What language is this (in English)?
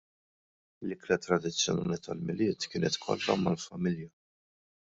Maltese